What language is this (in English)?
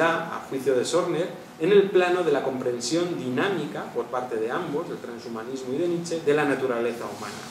Spanish